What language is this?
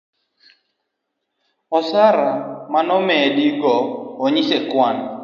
Luo (Kenya and Tanzania)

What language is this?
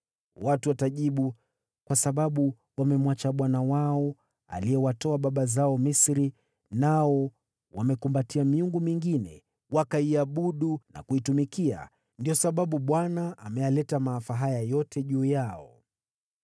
Swahili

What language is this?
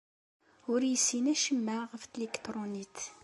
Kabyle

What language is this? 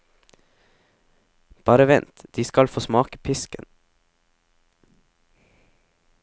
Norwegian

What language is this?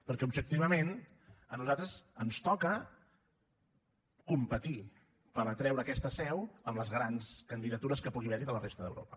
Catalan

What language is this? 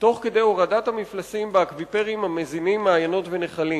Hebrew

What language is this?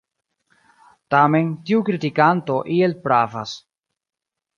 Esperanto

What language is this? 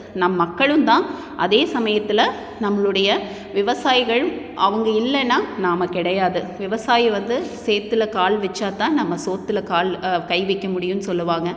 Tamil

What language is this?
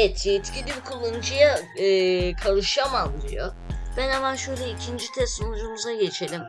Turkish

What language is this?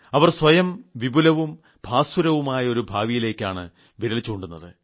Malayalam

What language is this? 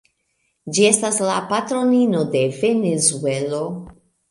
Esperanto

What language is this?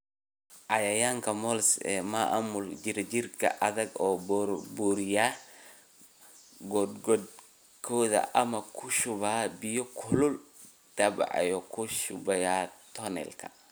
Somali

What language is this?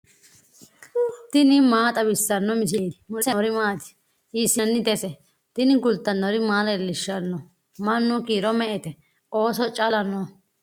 Sidamo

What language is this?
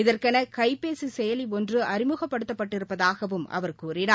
Tamil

